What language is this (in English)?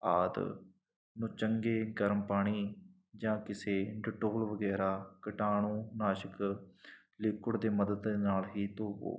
Punjabi